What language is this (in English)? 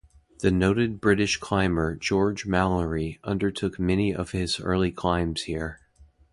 English